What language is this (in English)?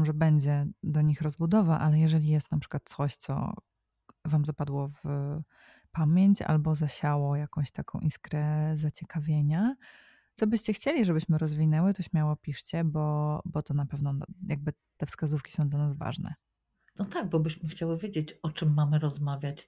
Polish